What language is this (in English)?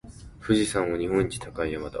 Japanese